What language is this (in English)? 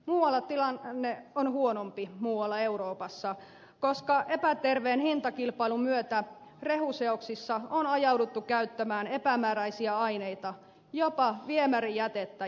Finnish